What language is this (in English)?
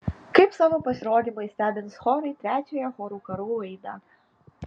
Lithuanian